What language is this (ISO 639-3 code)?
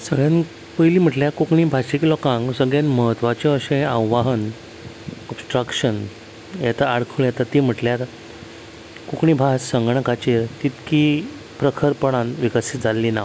kok